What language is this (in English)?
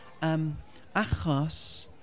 Welsh